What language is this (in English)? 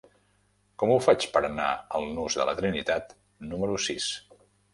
Catalan